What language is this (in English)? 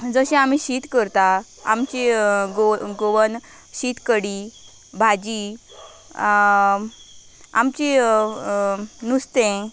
Konkani